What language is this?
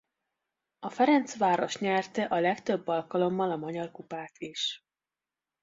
Hungarian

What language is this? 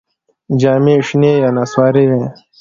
Pashto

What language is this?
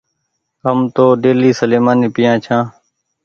Goaria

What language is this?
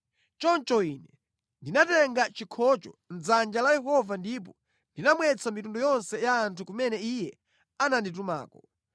Nyanja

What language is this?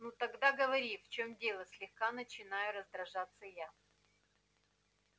Russian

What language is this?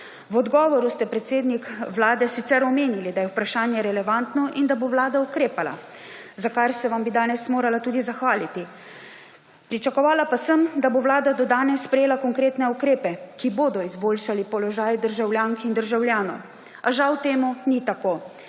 Slovenian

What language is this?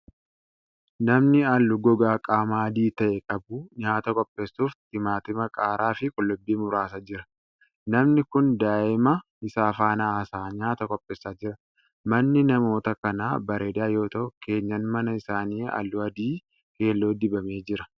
Oromo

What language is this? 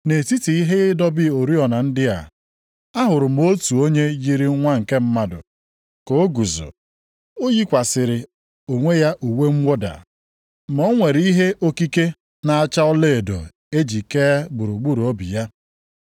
Igbo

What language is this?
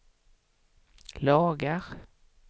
Swedish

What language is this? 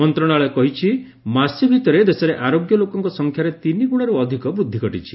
Odia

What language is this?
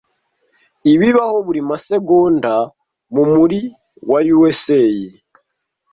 Kinyarwanda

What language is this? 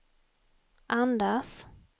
Swedish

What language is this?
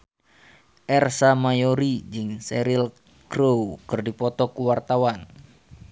Sundanese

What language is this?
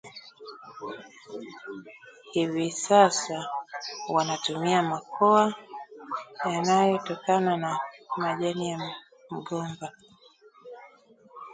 Swahili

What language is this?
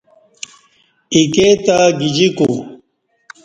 Kati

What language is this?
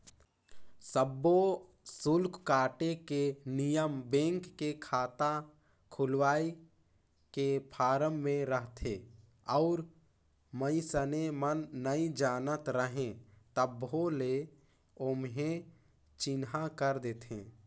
Chhattisgarhi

